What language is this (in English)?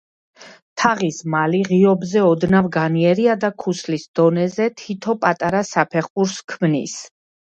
Georgian